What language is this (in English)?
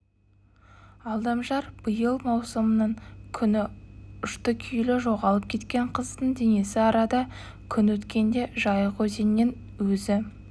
Kazakh